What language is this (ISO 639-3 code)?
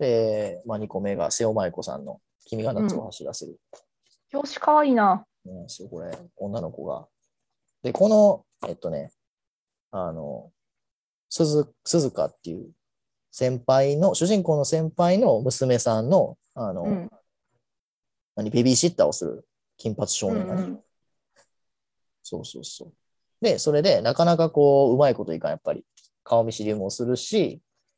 jpn